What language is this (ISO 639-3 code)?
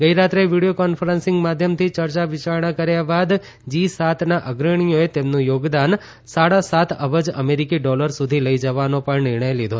guj